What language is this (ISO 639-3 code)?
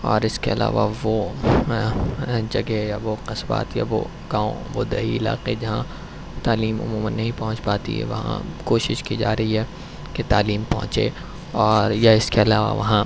urd